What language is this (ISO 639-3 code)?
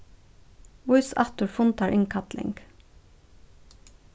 fao